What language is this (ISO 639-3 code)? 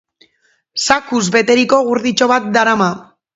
eus